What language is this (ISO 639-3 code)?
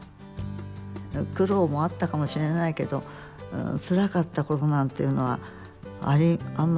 jpn